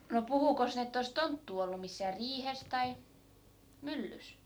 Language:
Finnish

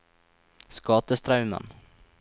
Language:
Norwegian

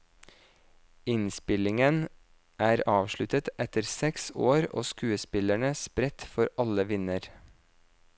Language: Norwegian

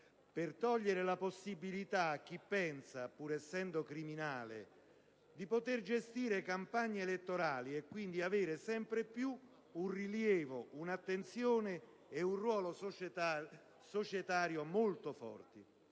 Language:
Italian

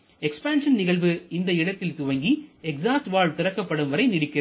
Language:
Tamil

